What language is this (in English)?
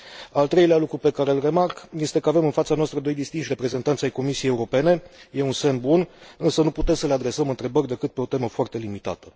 Romanian